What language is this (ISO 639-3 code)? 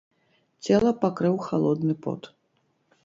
bel